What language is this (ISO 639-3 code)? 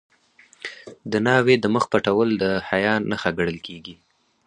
pus